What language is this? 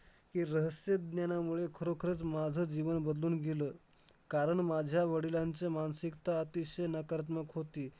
Marathi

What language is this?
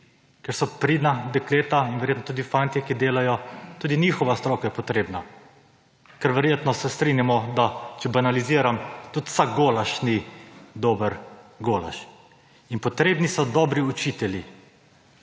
Slovenian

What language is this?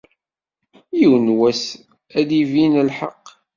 Kabyle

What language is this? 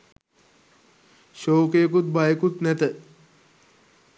Sinhala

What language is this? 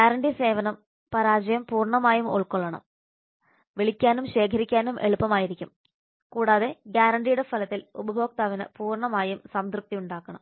Malayalam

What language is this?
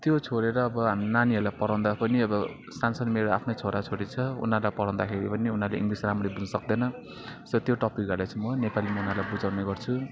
Nepali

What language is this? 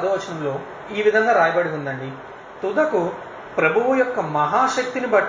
Telugu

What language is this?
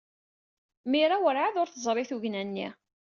Kabyle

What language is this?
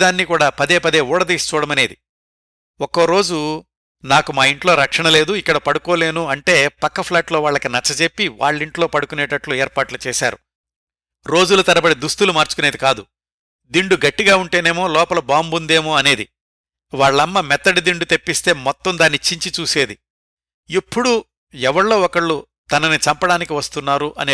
Telugu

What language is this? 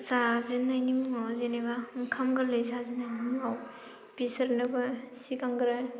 Bodo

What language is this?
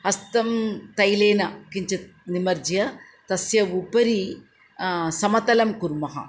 Sanskrit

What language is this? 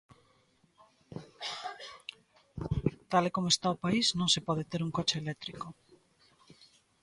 Galician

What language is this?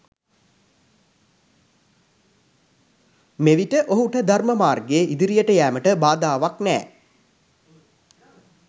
Sinhala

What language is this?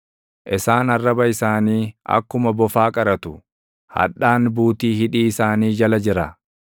Oromo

